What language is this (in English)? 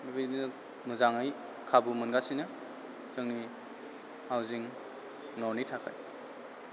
Bodo